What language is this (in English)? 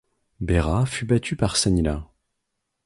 French